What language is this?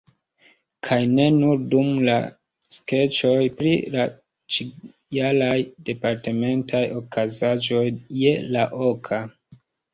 Esperanto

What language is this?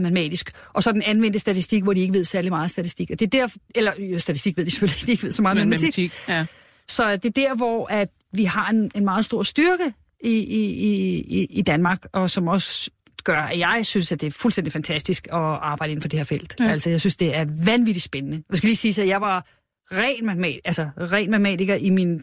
Danish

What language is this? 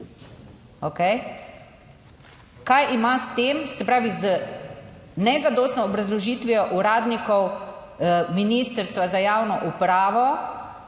Slovenian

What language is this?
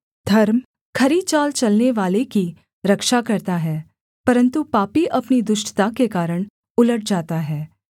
Hindi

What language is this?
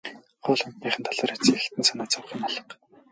Mongolian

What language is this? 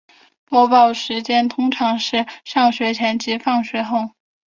Chinese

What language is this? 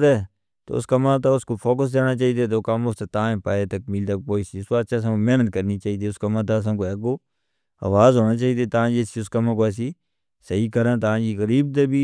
Northern Hindko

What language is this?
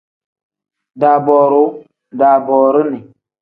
Tem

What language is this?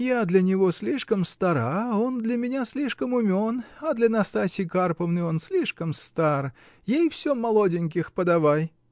Russian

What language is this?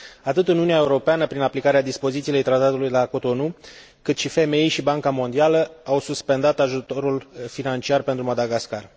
Romanian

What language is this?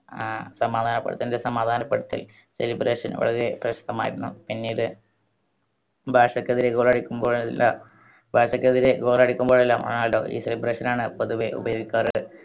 Malayalam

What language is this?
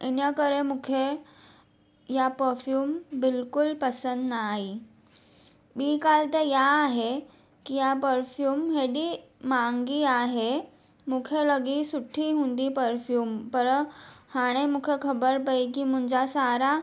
Sindhi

